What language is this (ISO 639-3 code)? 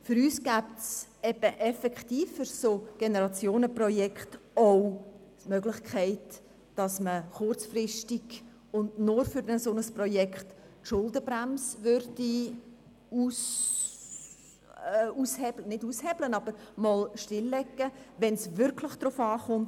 gsw